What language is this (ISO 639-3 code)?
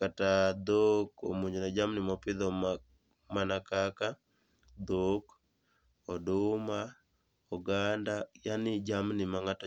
luo